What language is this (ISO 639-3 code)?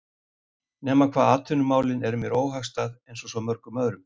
isl